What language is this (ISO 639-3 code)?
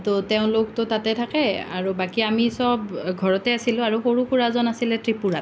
asm